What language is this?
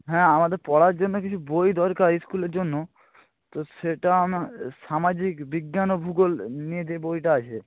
Bangla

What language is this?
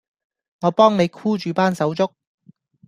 Cantonese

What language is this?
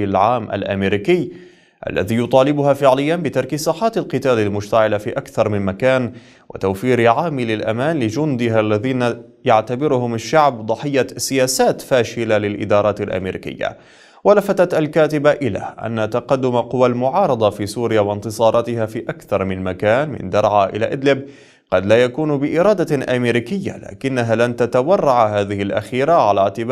Arabic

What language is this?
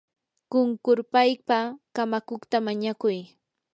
Yanahuanca Pasco Quechua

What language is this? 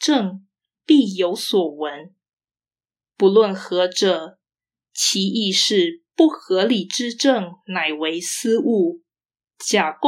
Chinese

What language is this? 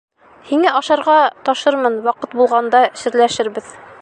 Bashkir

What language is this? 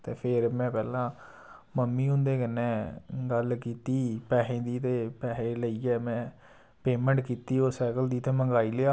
Dogri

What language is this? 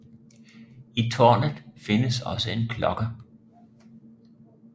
Danish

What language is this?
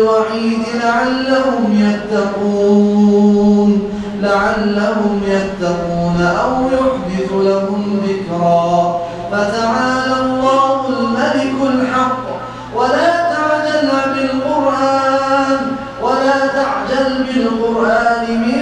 Arabic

